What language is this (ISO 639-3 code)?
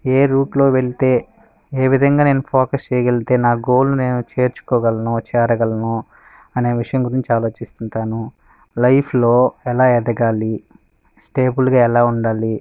tel